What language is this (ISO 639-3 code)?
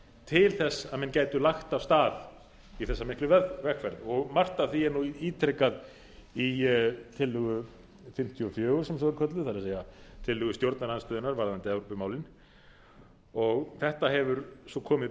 isl